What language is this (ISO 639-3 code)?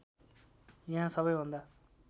nep